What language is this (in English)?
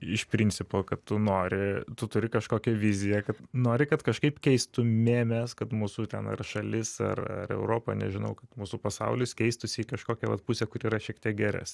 Lithuanian